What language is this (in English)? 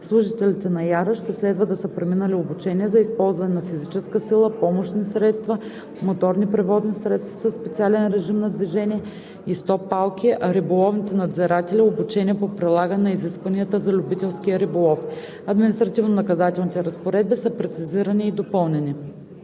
Bulgarian